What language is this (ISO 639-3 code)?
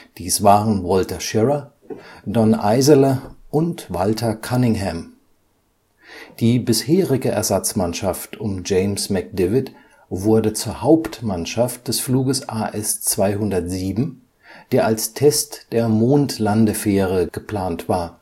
deu